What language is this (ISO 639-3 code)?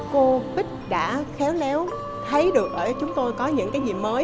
vie